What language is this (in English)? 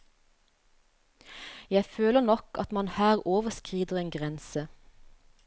Norwegian